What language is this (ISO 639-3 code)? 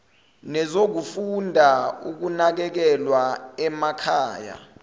zul